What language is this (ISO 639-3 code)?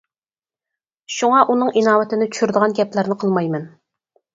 uig